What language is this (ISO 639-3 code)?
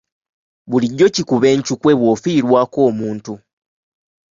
lug